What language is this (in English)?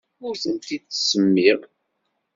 Kabyle